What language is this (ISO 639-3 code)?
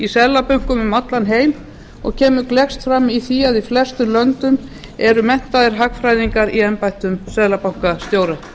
isl